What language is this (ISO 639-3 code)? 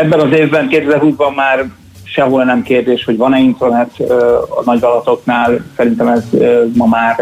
hun